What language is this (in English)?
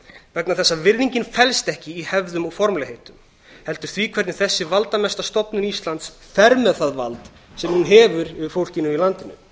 Icelandic